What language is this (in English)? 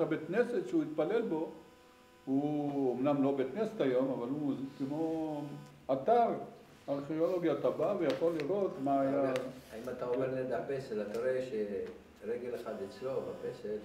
Hebrew